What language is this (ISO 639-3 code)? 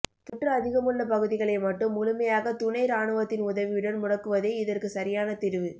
tam